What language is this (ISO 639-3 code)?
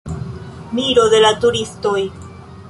epo